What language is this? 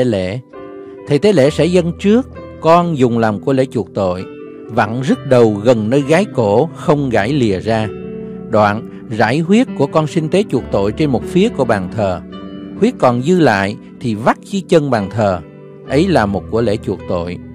Vietnamese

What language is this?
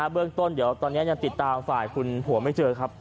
Thai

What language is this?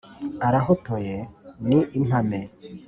Kinyarwanda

